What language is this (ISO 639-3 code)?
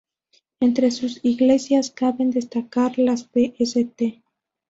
spa